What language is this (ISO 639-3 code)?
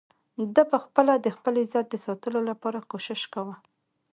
pus